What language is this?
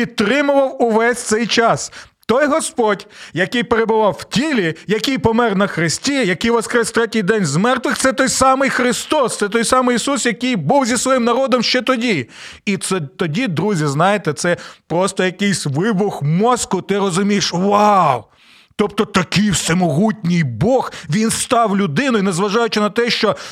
Ukrainian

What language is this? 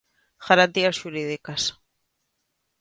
Galician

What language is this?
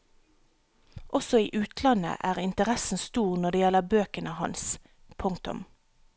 Norwegian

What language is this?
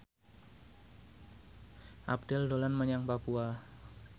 Javanese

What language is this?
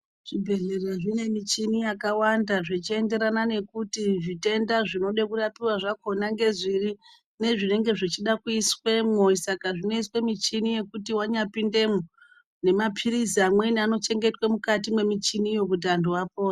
Ndau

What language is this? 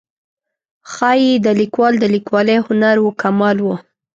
Pashto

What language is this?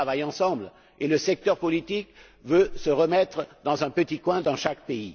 French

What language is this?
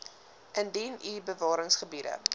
Afrikaans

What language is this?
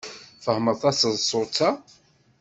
Kabyle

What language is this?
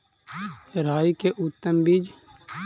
Magahi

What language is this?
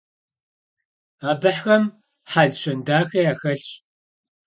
Kabardian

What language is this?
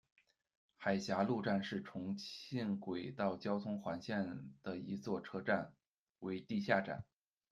Chinese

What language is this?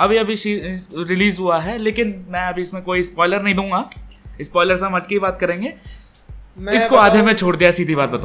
Hindi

